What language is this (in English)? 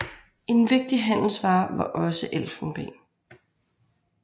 Danish